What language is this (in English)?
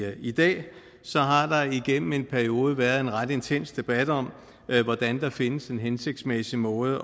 Danish